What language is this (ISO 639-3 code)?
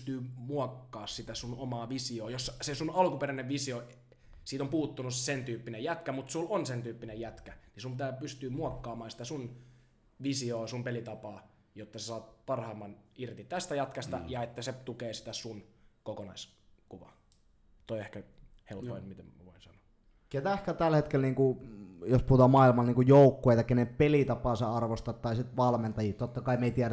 fin